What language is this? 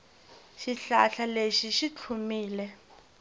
Tsonga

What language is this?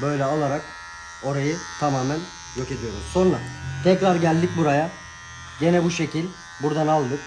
Turkish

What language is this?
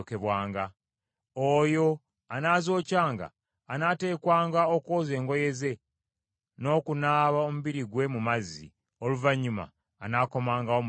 Ganda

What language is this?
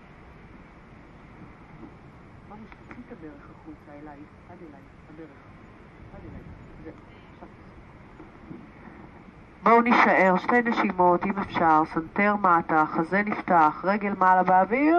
Hebrew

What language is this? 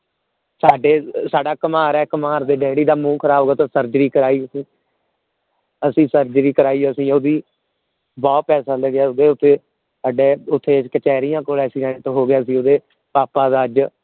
Punjabi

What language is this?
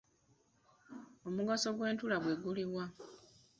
Ganda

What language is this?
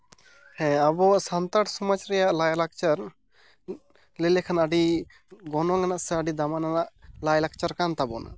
Santali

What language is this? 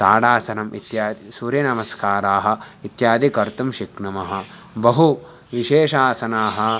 Sanskrit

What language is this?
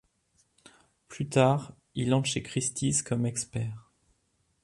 French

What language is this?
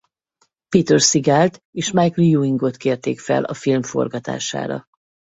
Hungarian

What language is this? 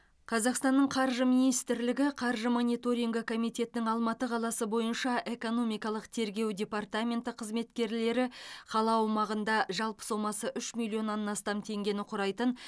Kazakh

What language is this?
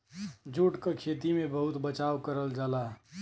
Bhojpuri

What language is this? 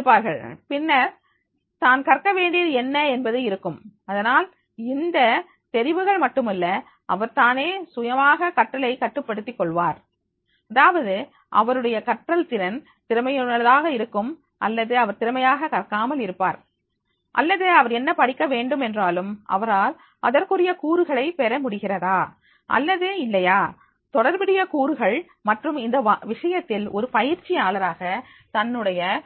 Tamil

